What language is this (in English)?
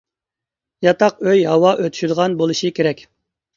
Uyghur